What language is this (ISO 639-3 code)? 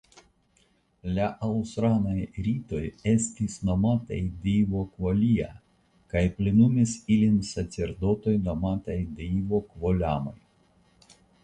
epo